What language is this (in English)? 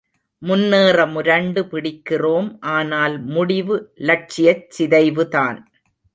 Tamil